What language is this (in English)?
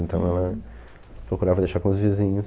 Portuguese